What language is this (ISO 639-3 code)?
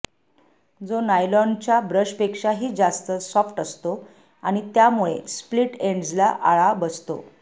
mar